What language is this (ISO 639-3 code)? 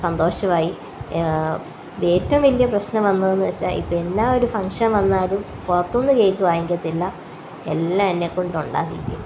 mal